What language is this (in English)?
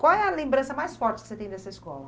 Portuguese